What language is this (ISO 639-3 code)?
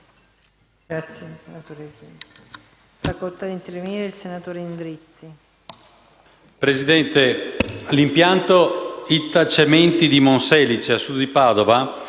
ita